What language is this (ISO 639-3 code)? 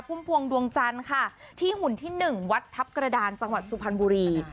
tha